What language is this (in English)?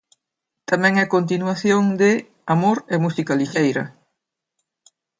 Galician